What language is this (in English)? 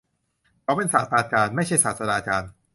Thai